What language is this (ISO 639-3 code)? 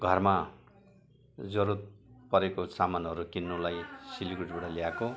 nep